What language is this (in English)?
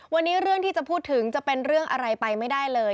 Thai